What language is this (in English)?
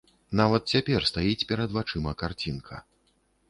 Belarusian